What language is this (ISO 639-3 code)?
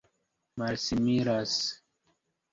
epo